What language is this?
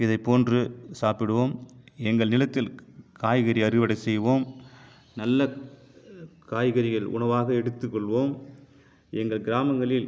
Tamil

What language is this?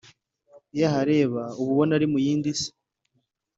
Kinyarwanda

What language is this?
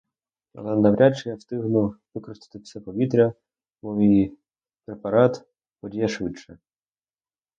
Ukrainian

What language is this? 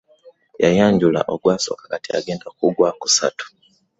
Ganda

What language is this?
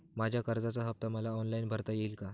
Marathi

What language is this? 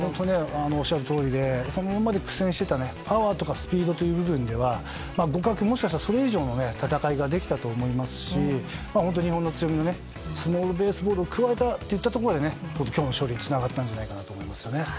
Japanese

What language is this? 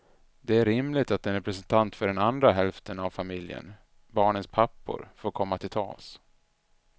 Swedish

